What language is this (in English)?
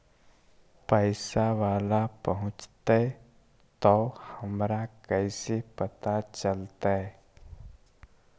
Magahi